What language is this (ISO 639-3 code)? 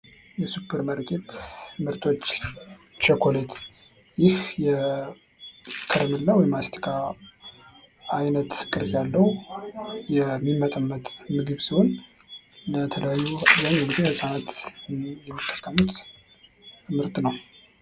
amh